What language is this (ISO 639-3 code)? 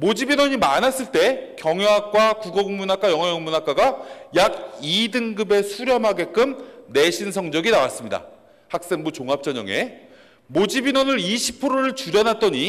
kor